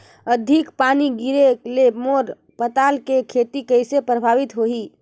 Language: Chhattisgarhi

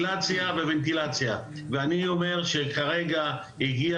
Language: Hebrew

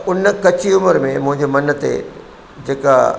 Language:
Sindhi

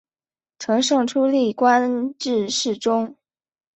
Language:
Chinese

